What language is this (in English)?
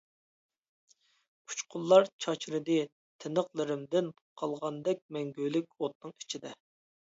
Uyghur